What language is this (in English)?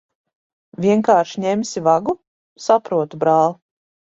Latvian